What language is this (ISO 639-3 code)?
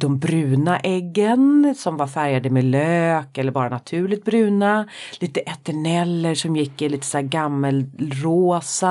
swe